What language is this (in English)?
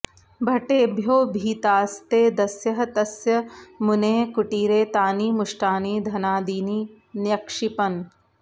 Sanskrit